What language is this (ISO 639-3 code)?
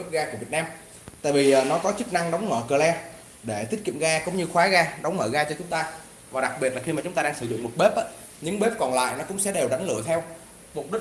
vie